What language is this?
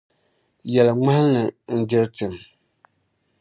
Dagbani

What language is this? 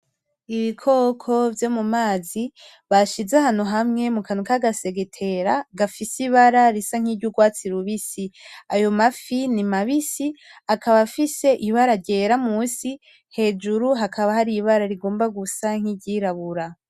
Rundi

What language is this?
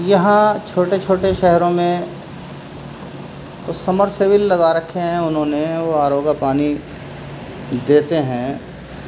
Urdu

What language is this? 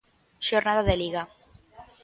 Galician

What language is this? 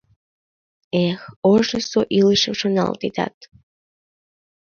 Mari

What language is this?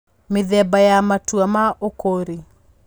Kikuyu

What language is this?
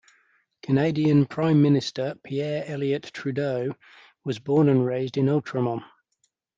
English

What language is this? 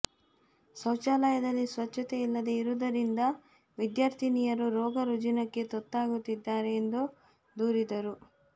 Kannada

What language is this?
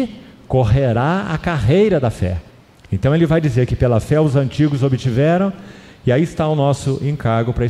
Portuguese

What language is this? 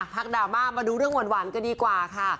Thai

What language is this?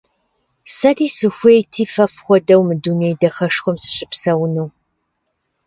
Kabardian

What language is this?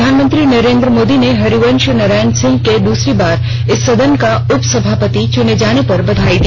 Hindi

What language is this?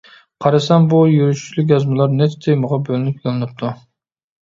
Uyghur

